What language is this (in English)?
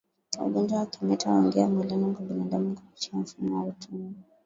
Swahili